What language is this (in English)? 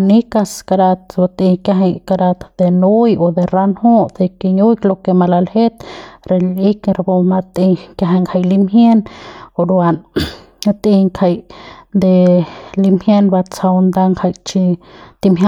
Central Pame